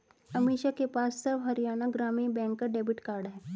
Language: Hindi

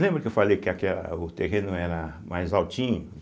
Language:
Portuguese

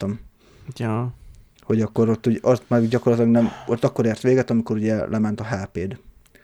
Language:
Hungarian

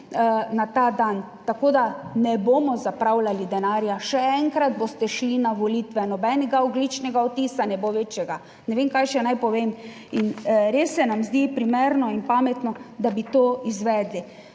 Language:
Slovenian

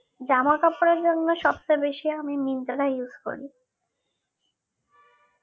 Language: Bangla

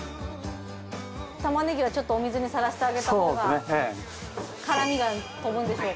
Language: Japanese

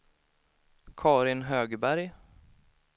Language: Swedish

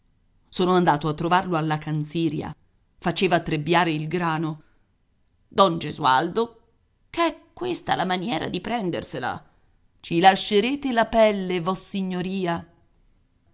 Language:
Italian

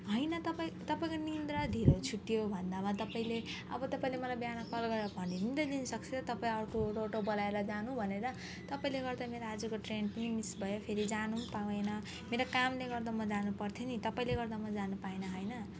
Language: Nepali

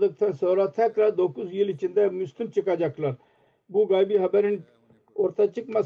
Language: Turkish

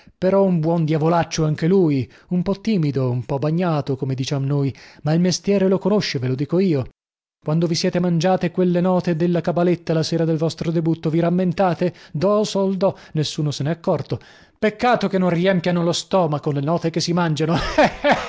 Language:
Italian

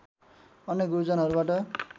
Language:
Nepali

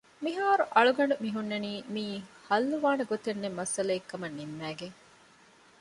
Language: Divehi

